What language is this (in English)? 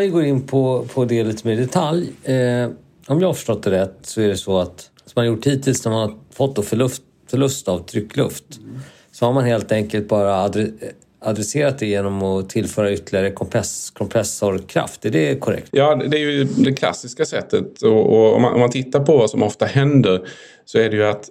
Swedish